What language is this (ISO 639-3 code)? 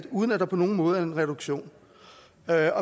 dan